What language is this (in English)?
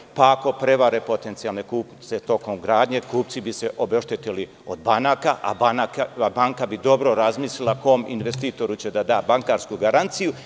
Serbian